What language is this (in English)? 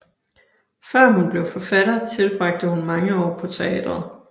Danish